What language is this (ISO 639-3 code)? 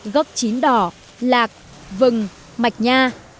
vie